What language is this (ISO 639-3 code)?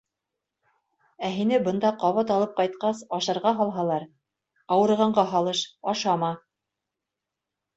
bak